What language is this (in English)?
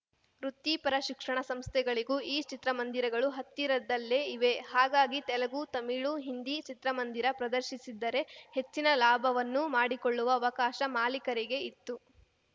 Kannada